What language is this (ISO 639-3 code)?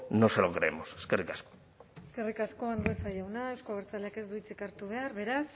eus